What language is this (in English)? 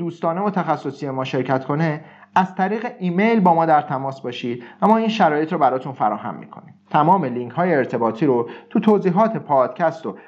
Persian